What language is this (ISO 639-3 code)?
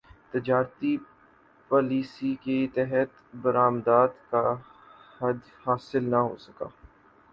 urd